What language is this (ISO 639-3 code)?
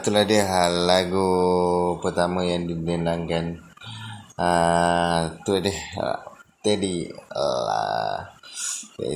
msa